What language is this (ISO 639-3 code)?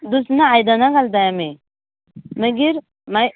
kok